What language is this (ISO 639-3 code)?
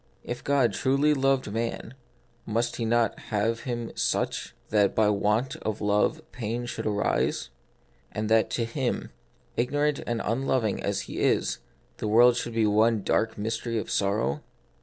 eng